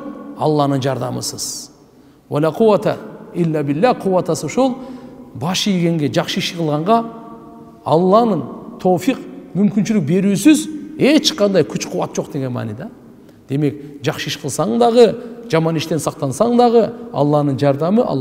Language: Turkish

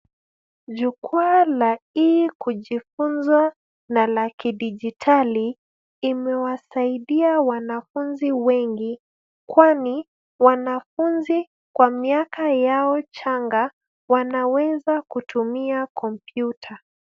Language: Swahili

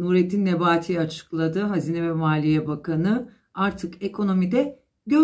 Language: Turkish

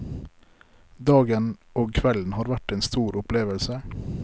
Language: Norwegian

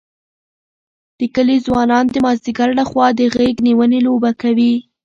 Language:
Pashto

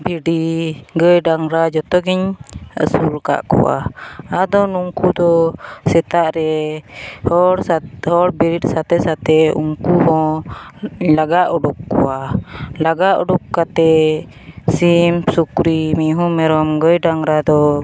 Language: Santali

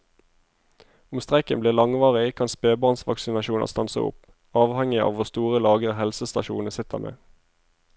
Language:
Norwegian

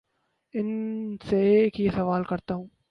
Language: Urdu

